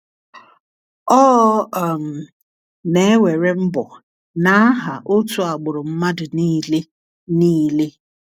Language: Igbo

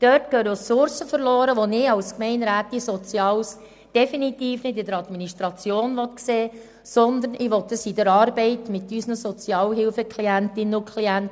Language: Swiss German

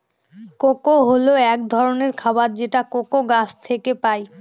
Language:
Bangla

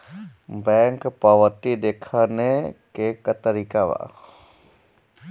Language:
Bhojpuri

